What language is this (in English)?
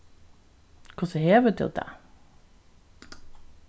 Faroese